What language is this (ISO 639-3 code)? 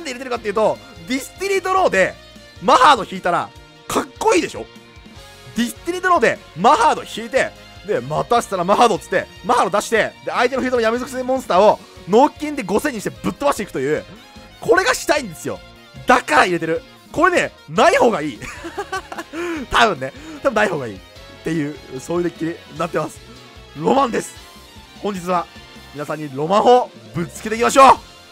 jpn